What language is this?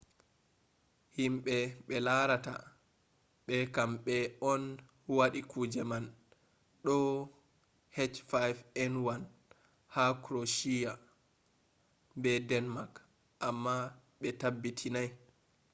Fula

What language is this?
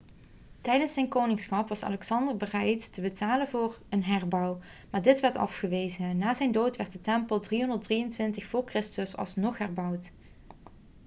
Dutch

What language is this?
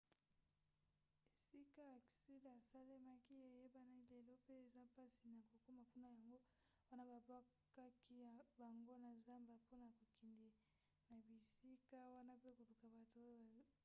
Lingala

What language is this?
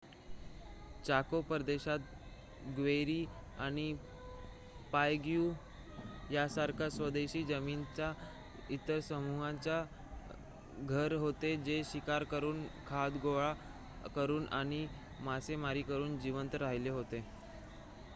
Marathi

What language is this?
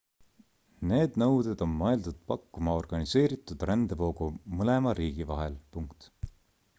Estonian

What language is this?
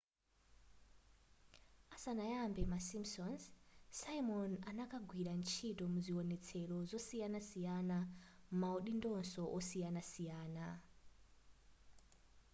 Nyanja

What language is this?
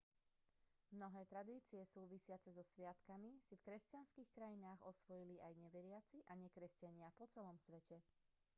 Slovak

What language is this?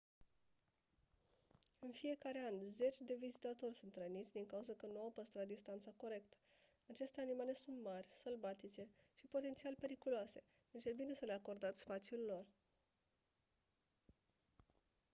Romanian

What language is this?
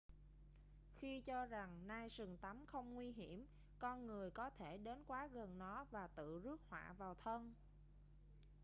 Vietnamese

